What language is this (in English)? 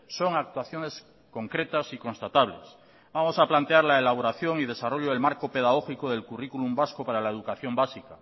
Spanish